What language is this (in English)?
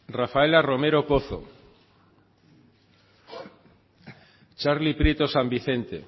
Basque